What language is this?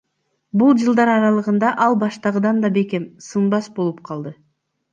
Kyrgyz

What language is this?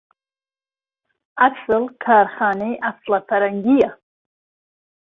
Central Kurdish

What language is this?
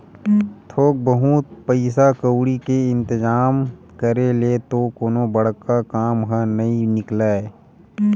Chhattisgarhi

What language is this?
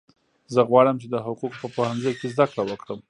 Pashto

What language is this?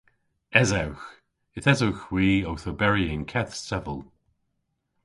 Cornish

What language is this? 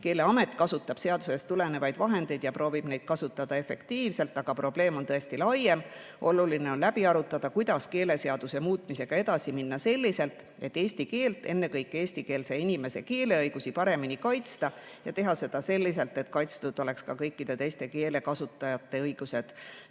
Estonian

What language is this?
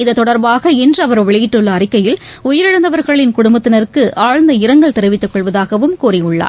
Tamil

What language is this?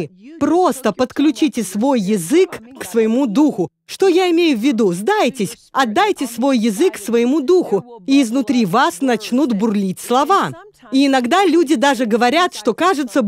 Russian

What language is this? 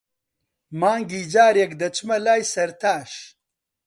Central Kurdish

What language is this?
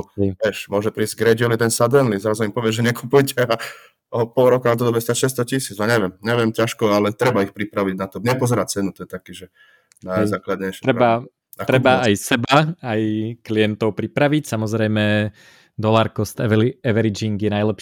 Slovak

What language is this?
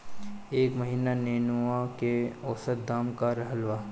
Bhojpuri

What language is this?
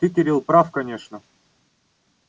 Russian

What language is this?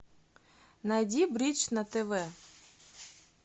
Russian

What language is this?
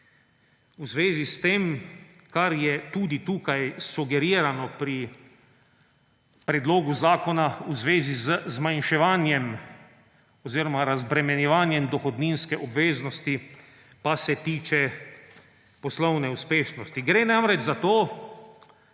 Slovenian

